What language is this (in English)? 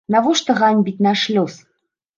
Belarusian